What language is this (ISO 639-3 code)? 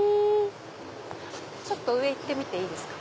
jpn